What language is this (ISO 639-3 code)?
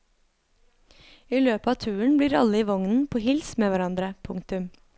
nor